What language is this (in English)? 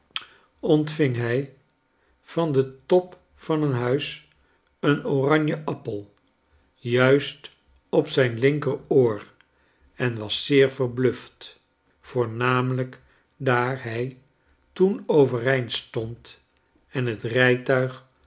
Dutch